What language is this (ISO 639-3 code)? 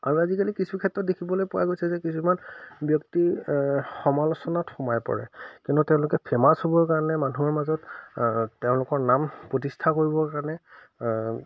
asm